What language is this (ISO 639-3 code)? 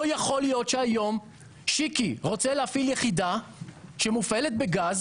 heb